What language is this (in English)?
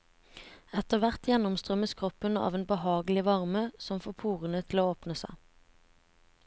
Norwegian